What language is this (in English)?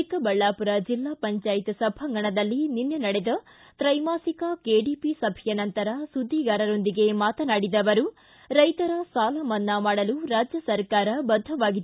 Kannada